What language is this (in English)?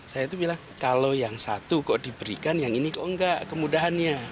Indonesian